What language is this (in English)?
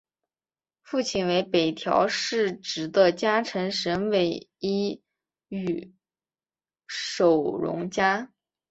Chinese